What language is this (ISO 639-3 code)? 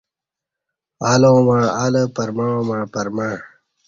bsh